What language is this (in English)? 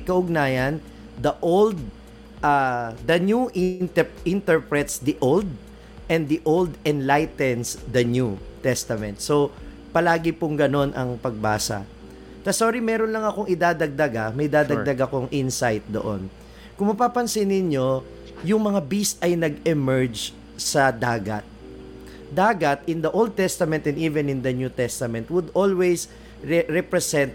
Filipino